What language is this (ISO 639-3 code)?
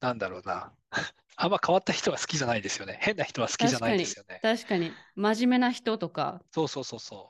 jpn